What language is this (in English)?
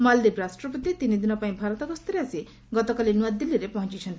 Odia